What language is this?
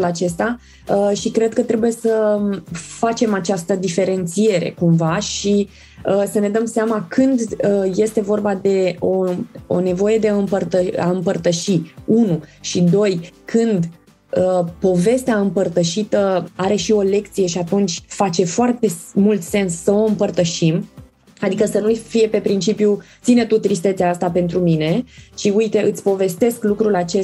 Romanian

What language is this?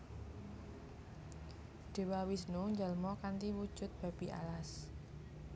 Javanese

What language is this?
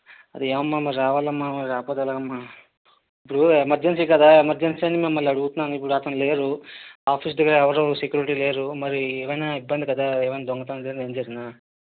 Telugu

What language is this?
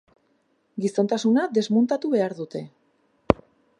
Basque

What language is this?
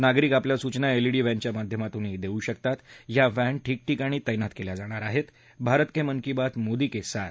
Marathi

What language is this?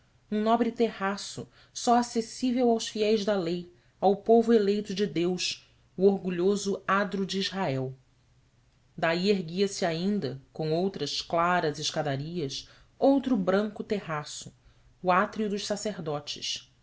Portuguese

